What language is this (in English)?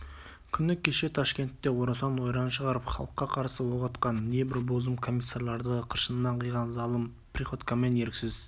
Kazakh